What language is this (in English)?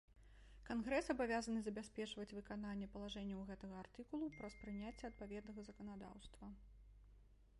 Belarusian